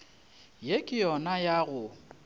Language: Northern Sotho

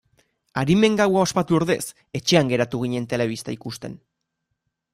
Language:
Basque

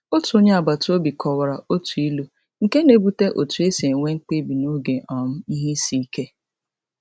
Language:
Igbo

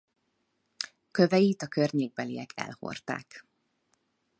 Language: Hungarian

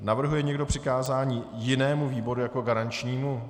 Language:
Czech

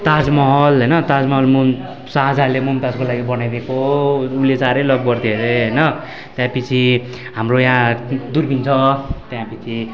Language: Nepali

